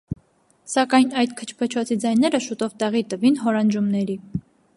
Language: Armenian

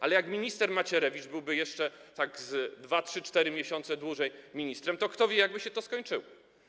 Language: Polish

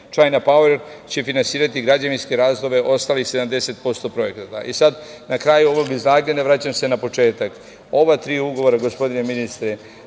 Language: Serbian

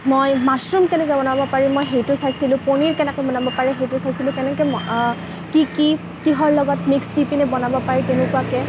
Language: Assamese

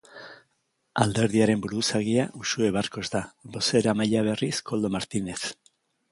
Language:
Basque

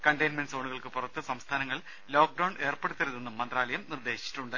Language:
Malayalam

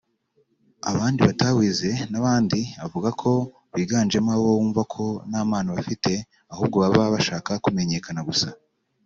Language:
Kinyarwanda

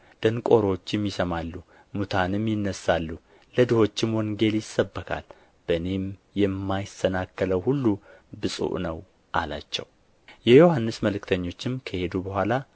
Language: Amharic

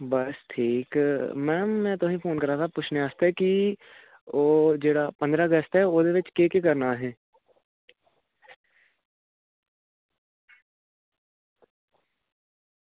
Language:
Dogri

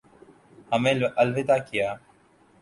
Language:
Urdu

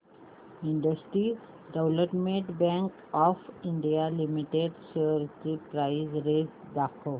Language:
Marathi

